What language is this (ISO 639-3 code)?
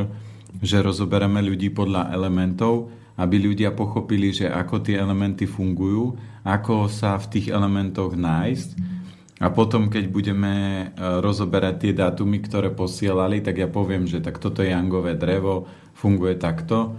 slk